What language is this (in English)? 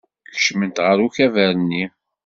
Kabyle